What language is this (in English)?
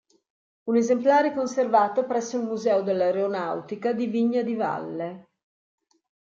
Italian